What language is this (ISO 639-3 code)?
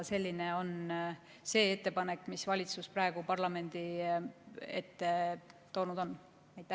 est